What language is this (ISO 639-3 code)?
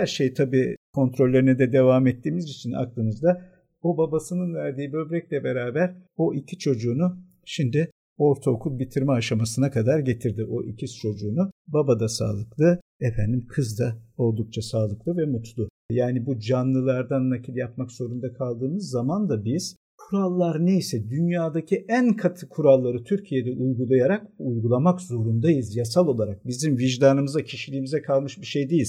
tur